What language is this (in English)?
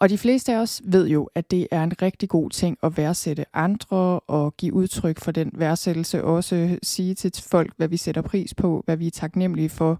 Danish